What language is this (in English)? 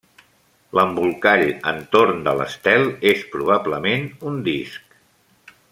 Catalan